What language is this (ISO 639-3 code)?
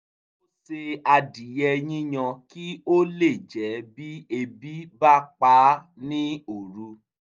yor